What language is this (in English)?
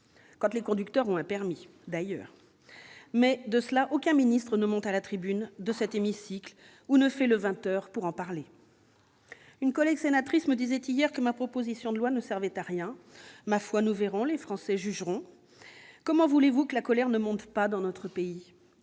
French